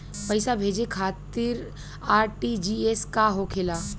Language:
Bhojpuri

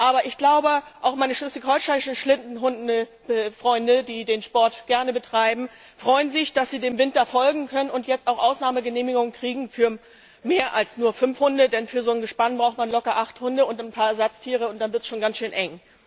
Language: German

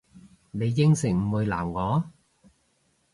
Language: Cantonese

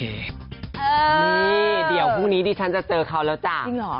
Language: Thai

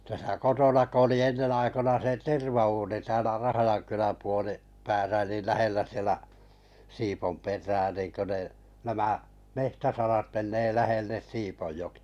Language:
Finnish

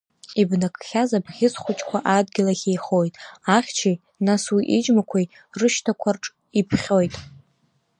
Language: Abkhazian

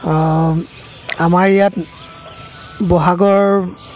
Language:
Assamese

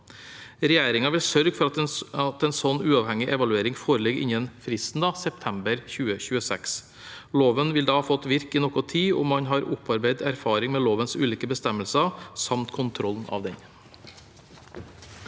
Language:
Norwegian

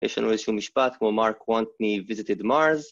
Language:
Hebrew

